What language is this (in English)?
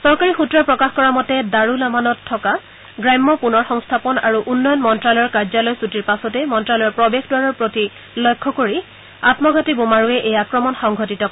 Assamese